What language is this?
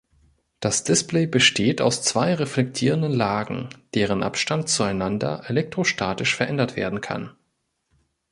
German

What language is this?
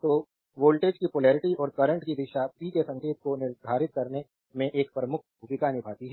Hindi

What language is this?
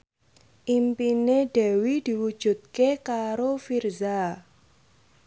Javanese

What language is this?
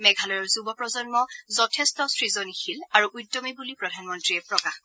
Assamese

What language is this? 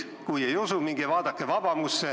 Estonian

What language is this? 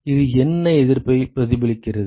Tamil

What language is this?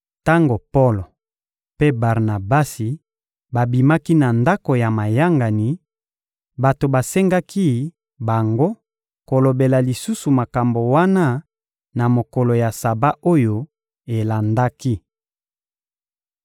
Lingala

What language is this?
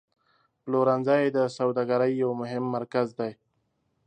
Pashto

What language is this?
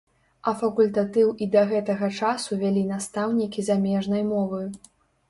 Belarusian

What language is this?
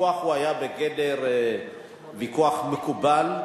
Hebrew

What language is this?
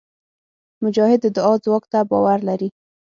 Pashto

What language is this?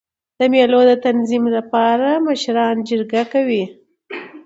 Pashto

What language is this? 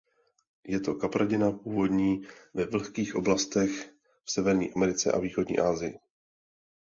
Czech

